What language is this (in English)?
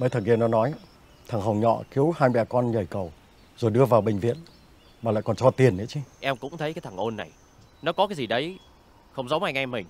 Vietnamese